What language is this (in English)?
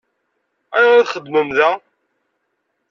Kabyle